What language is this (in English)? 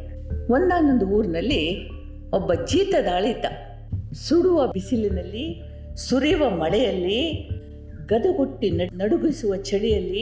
Kannada